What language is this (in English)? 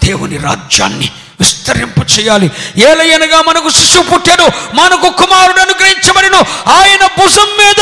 Telugu